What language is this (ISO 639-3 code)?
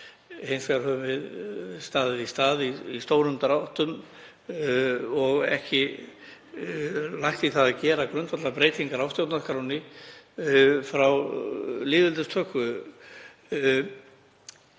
isl